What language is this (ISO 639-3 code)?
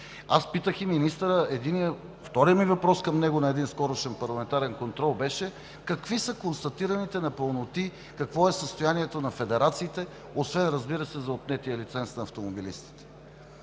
bul